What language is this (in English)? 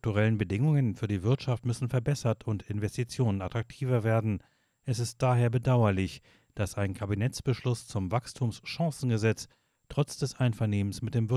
German